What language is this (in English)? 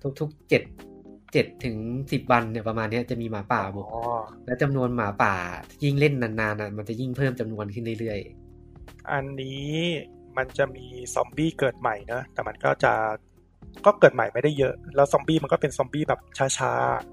Thai